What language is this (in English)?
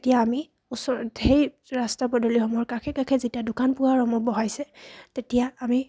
Assamese